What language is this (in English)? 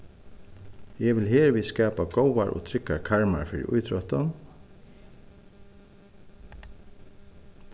Faroese